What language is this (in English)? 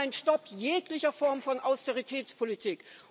German